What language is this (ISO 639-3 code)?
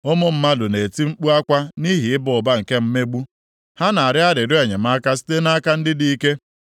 ibo